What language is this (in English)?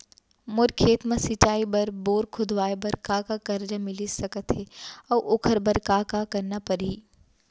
Chhattisgarhi